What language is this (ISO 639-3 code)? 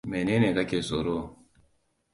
hau